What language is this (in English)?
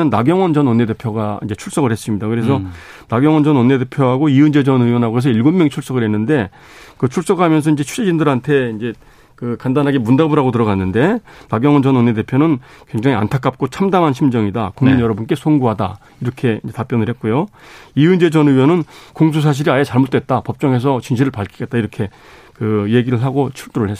Korean